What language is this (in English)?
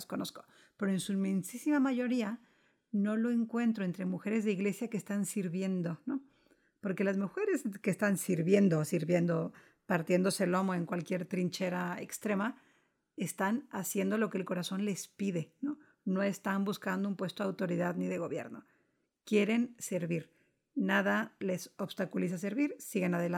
Spanish